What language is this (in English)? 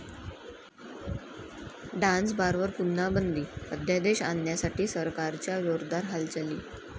Marathi